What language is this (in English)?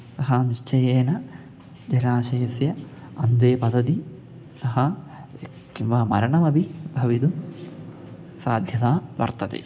Sanskrit